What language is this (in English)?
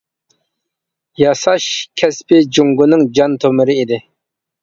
Uyghur